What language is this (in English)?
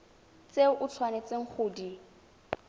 Tswana